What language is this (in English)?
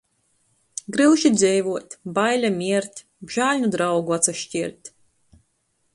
Latgalian